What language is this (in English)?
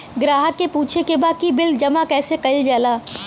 Bhojpuri